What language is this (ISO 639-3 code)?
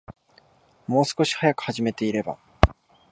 jpn